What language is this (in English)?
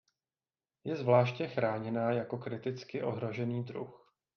Czech